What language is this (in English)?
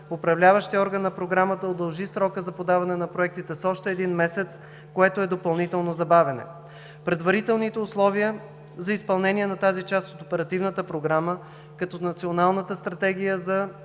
Bulgarian